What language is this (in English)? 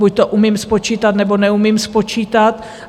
Czech